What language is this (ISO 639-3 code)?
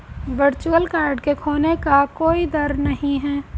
hin